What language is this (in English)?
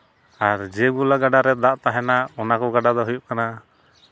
Santali